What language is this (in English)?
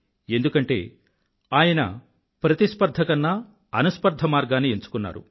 Telugu